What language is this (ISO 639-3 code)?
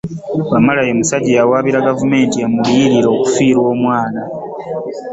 lug